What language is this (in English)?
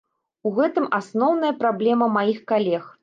Belarusian